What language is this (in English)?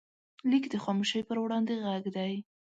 Pashto